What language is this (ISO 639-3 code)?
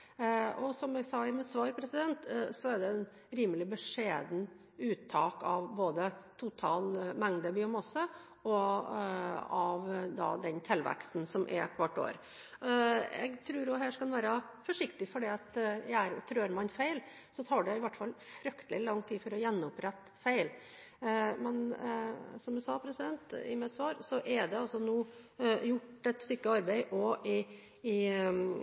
nob